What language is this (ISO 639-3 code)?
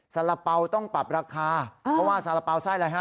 tha